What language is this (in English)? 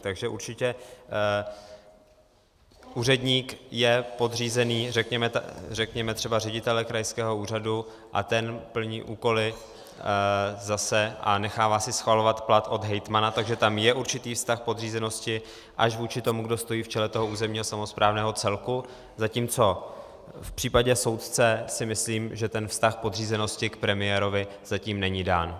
Czech